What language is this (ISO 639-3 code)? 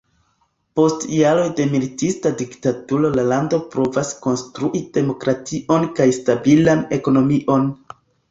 epo